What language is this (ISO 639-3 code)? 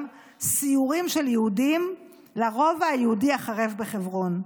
heb